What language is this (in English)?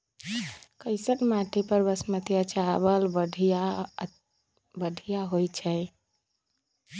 Magahi